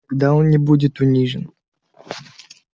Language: Russian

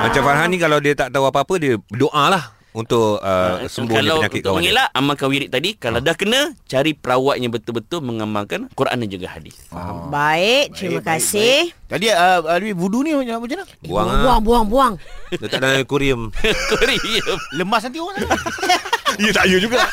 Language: Malay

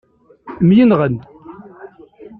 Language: Kabyle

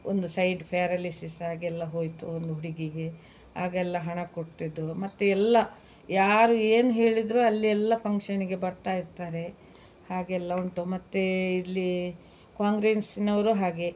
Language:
Kannada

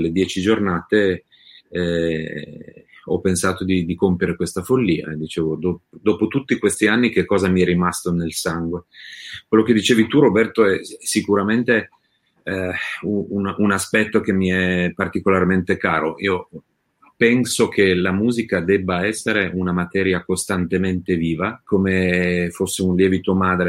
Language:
Italian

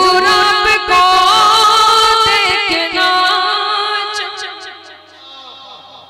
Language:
Hindi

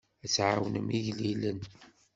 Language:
Kabyle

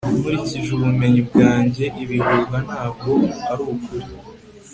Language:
Kinyarwanda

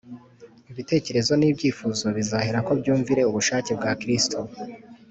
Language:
Kinyarwanda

